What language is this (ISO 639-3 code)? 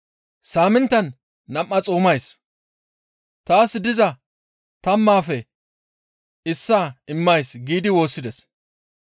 gmv